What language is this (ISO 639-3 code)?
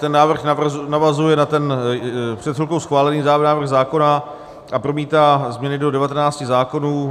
ces